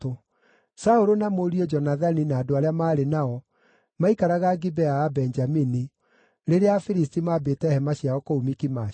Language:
Kikuyu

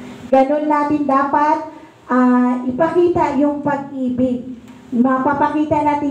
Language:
Filipino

